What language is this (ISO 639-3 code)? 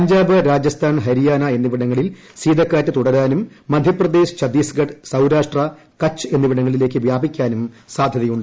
mal